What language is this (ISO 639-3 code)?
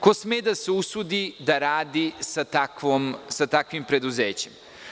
srp